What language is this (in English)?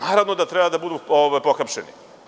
Serbian